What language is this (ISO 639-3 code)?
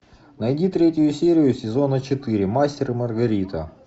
rus